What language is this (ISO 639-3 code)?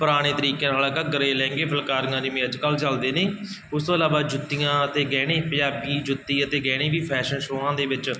pan